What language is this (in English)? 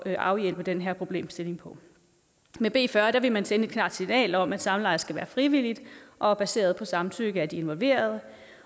Danish